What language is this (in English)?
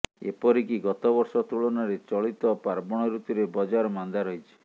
Odia